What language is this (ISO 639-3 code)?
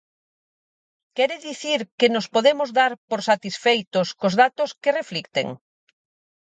glg